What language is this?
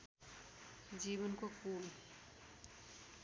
Nepali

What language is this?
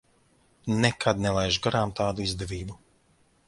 Latvian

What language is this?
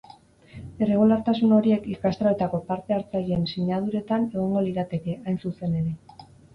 Basque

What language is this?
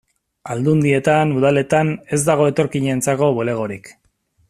Basque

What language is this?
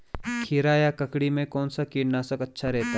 Hindi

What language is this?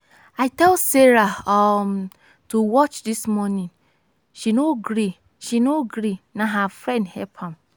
Nigerian Pidgin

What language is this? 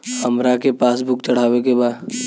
Bhojpuri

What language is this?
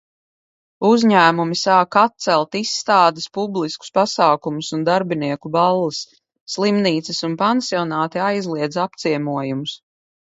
Latvian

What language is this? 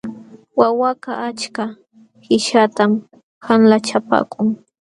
Jauja Wanca Quechua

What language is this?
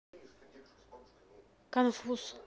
Russian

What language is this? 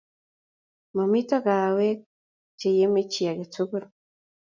Kalenjin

